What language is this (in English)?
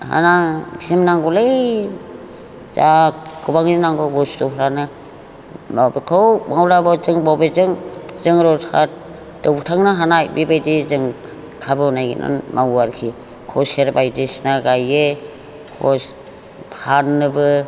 Bodo